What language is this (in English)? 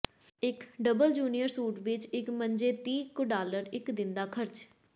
Punjabi